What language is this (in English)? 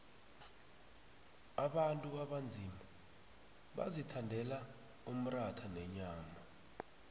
South Ndebele